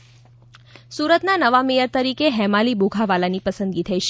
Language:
Gujarati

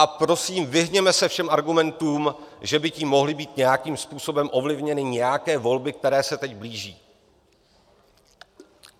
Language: Czech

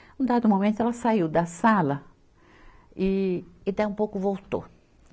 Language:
Portuguese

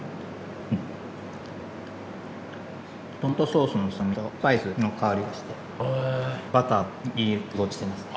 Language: Japanese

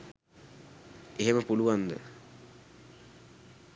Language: Sinhala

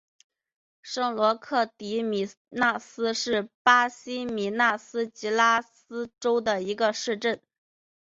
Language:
Chinese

